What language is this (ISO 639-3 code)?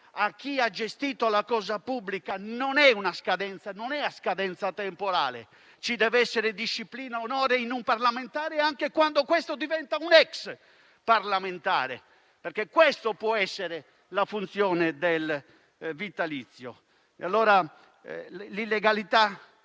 ita